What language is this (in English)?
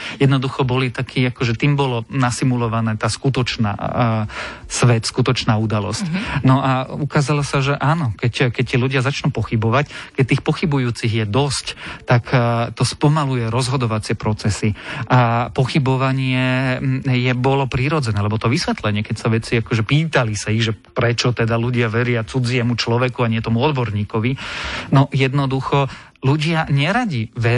Slovak